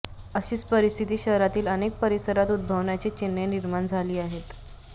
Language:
Marathi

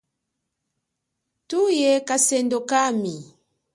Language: Chokwe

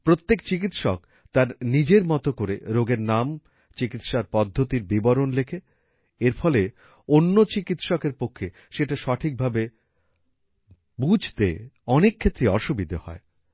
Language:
Bangla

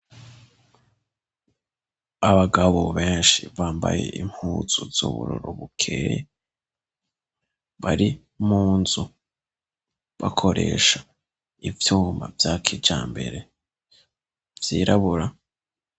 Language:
Rundi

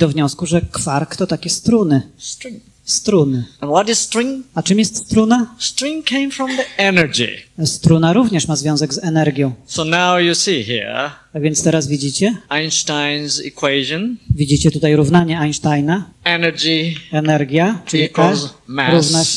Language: Polish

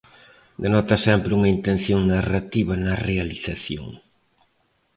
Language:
Galician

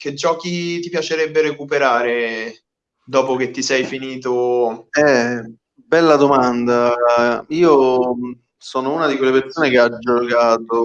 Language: Italian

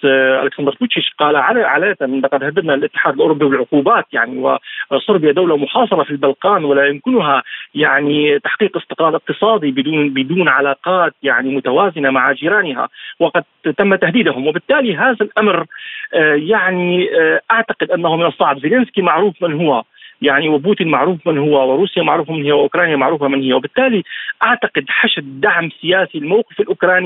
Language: Arabic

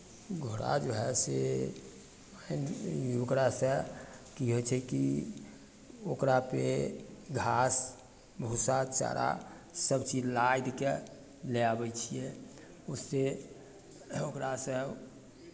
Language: Maithili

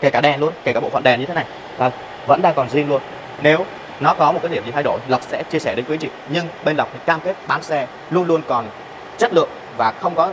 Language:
Vietnamese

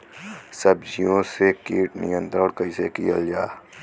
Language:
Bhojpuri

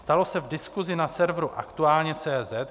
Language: Czech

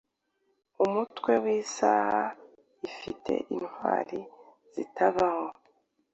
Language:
Kinyarwanda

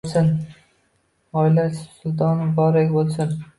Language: Uzbek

